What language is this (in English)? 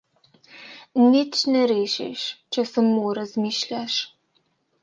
Slovenian